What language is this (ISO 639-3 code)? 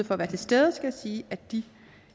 dan